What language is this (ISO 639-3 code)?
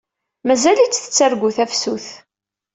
kab